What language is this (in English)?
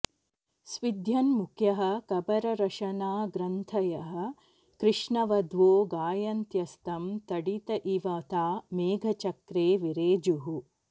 Sanskrit